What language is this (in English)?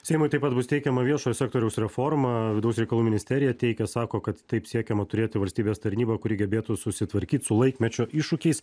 Lithuanian